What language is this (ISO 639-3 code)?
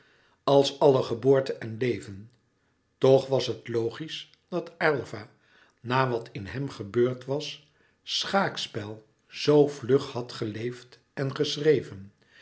nld